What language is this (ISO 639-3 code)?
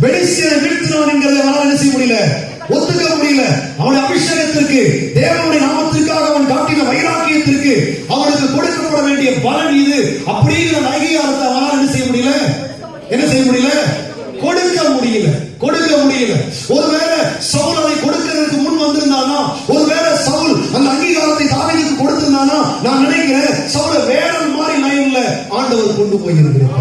tur